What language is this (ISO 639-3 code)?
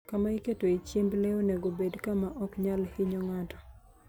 luo